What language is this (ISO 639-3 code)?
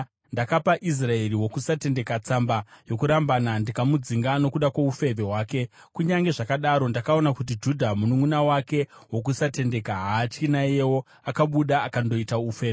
sna